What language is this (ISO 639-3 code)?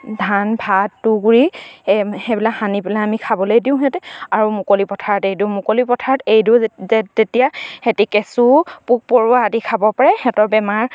asm